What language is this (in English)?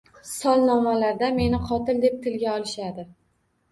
Uzbek